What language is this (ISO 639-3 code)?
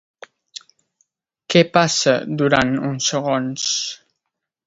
cat